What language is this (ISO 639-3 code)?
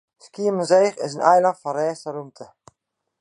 fry